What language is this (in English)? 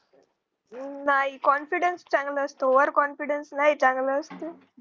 Marathi